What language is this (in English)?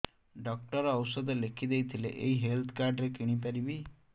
Odia